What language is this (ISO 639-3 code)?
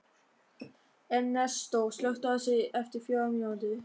isl